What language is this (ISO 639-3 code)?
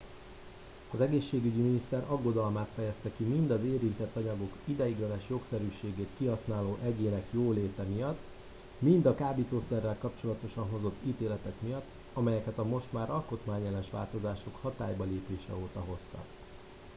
hun